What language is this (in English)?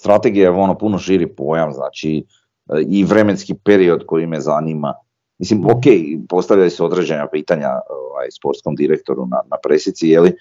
Croatian